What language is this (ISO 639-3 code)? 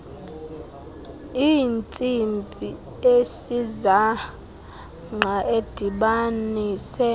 xho